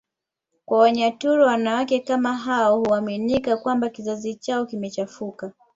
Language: Swahili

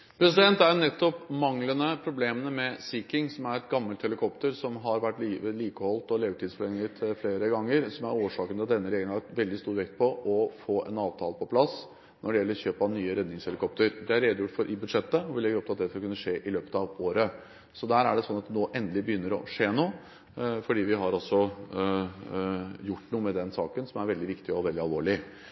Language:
Norwegian Bokmål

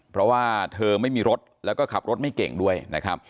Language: Thai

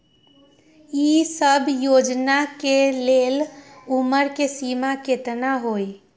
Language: Magahi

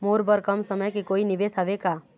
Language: Chhattisgarhi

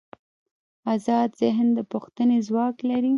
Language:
Pashto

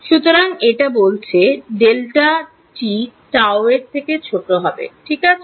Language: Bangla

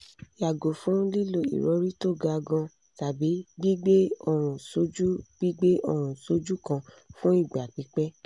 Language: Yoruba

